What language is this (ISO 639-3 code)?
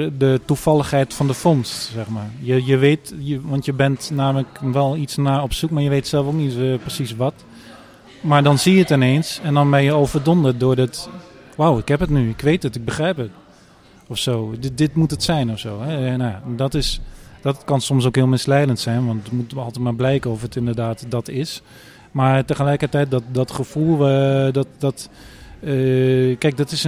nld